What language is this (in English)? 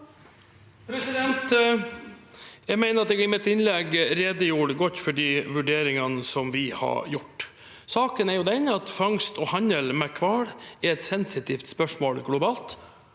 Norwegian